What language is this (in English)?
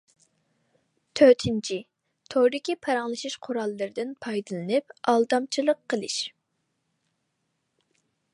Uyghur